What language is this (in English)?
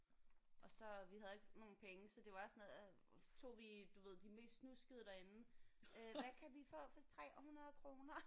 Danish